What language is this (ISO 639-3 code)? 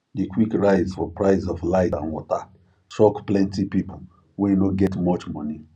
pcm